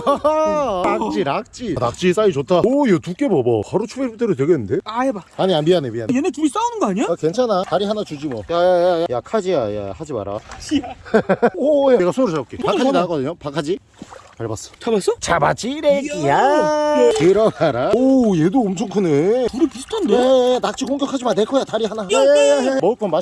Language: Korean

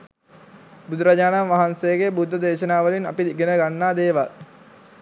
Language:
Sinhala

